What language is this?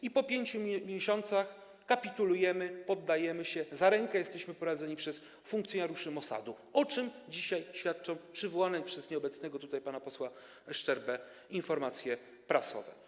Polish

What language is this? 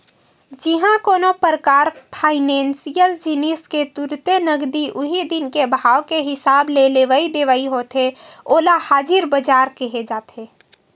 Chhattisgarhi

